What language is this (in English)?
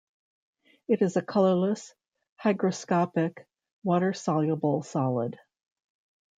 English